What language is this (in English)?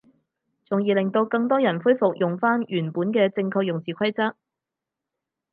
Cantonese